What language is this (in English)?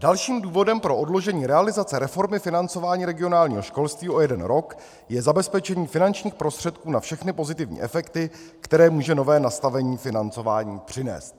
Czech